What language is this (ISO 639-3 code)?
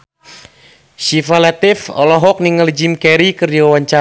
sun